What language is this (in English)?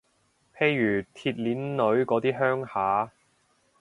Cantonese